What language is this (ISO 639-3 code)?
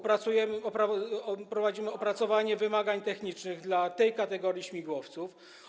pol